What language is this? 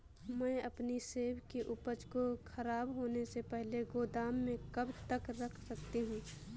Hindi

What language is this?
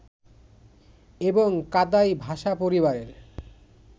Bangla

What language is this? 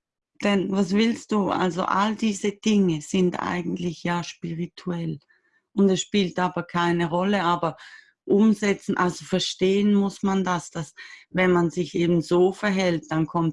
German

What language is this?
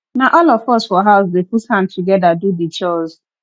Nigerian Pidgin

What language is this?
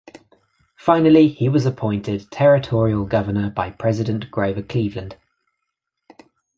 English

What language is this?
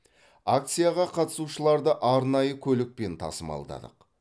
Kazakh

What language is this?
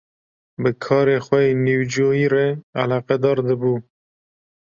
Kurdish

